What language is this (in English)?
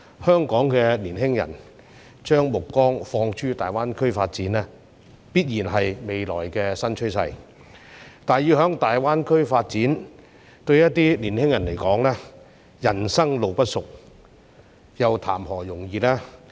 Cantonese